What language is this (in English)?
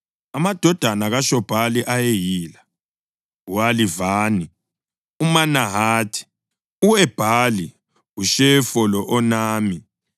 North Ndebele